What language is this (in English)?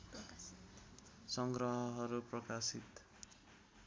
Nepali